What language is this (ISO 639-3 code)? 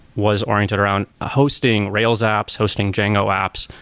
eng